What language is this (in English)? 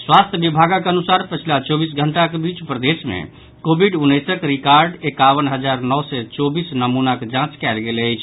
Maithili